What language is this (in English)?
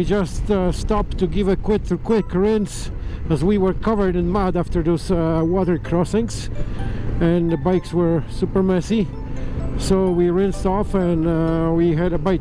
English